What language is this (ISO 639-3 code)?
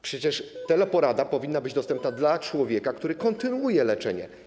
pol